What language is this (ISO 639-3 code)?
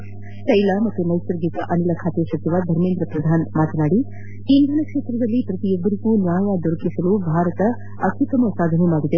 kan